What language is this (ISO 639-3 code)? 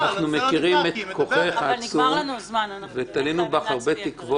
heb